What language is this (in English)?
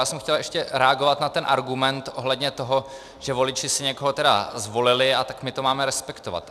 Czech